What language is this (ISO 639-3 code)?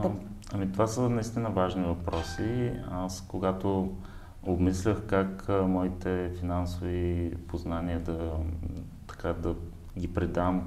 bul